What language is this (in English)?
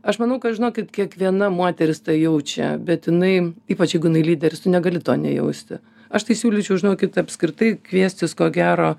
Lithuanian